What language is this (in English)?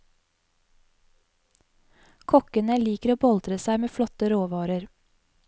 Norwegian